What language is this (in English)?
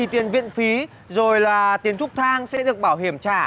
Vietnamese